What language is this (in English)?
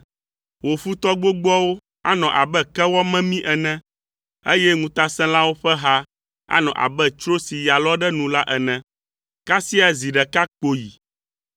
Ewe